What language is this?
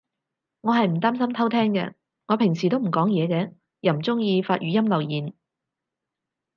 Cantonese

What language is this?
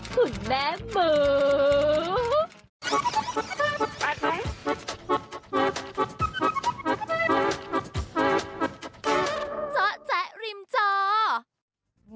Thai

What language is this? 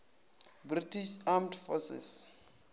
Northern Sotho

